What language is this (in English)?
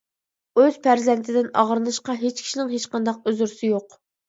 Uyghur